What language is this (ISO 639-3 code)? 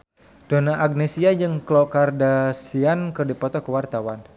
sun